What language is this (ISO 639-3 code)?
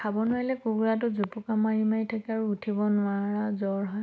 asm